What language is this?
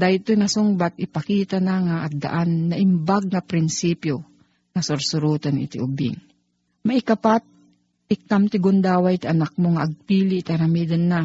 Filipino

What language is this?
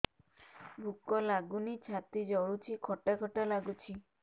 Odia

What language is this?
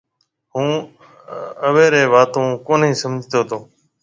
Marwari (Pakistan)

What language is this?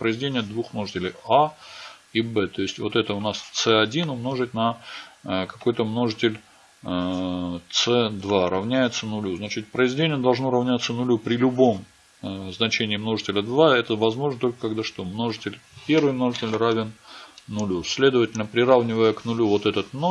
Russian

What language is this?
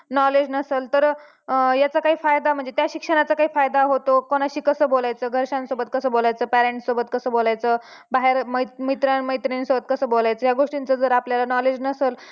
Marathi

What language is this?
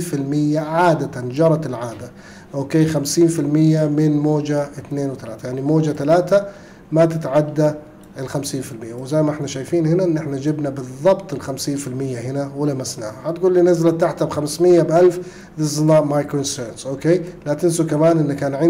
Arabic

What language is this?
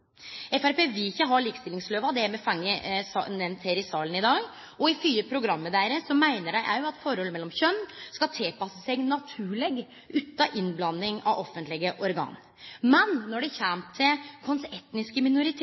Norwegian Nynorsk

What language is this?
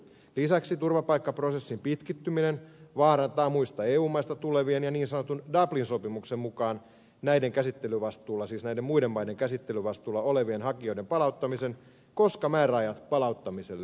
Finnish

